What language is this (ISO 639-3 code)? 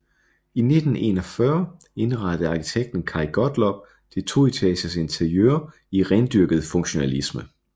dan